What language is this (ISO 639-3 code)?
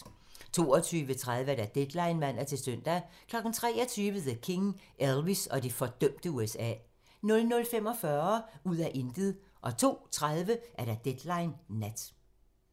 dan